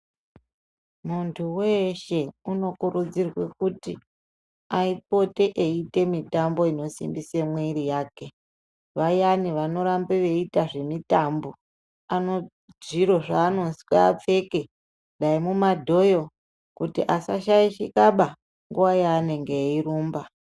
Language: Ndau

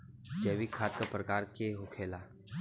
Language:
Bhojpuri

